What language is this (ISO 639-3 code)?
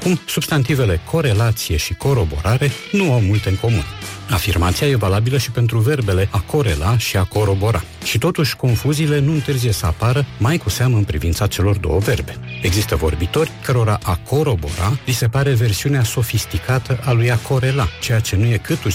ron